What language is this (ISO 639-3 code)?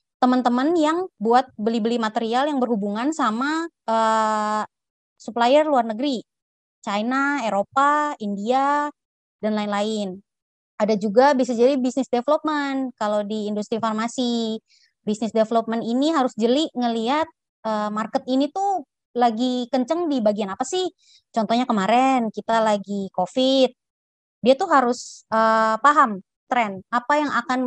ind